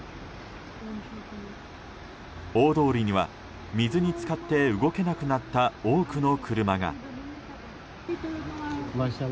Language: Japanese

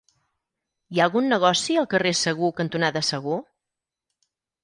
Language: Catalan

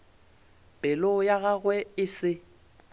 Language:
Northern Sotho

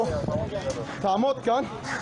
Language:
Hebrew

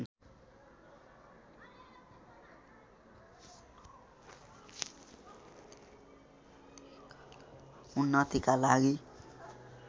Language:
Nepali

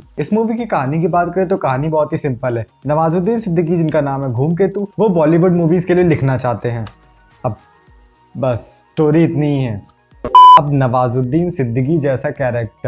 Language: Hindi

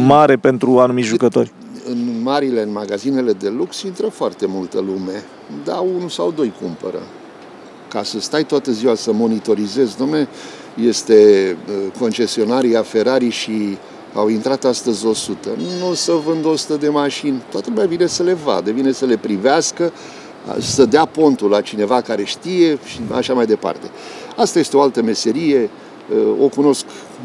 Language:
Romanian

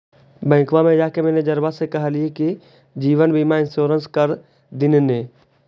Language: Magahi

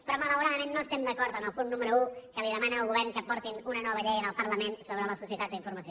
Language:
Catalan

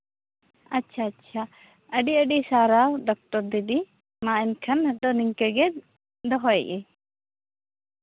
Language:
Santali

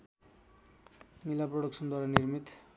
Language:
Nepali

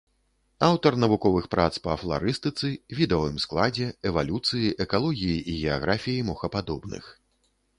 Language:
Belarusian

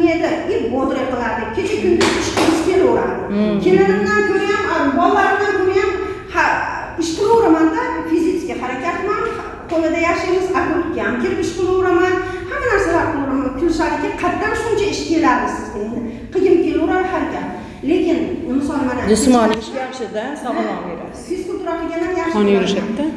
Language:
Uzbek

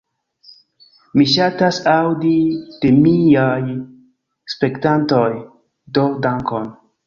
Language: Esperanto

